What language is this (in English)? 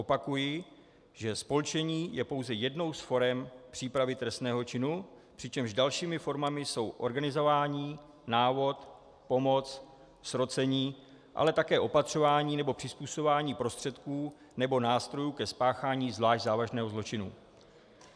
Czech